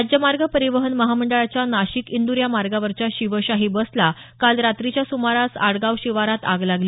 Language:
Marathi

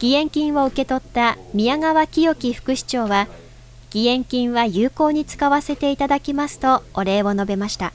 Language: Japanese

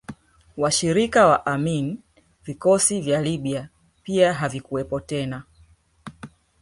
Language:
Swahili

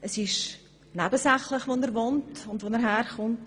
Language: Swiss German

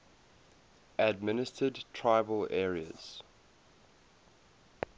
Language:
English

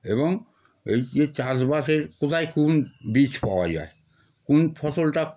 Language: Bangla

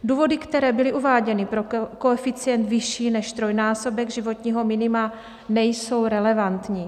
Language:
Czech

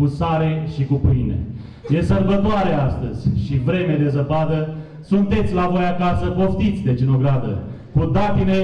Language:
Romanian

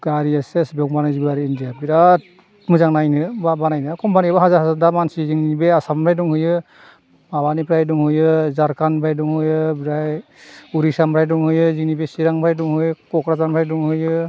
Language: Bodo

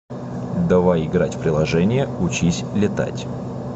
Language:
Russian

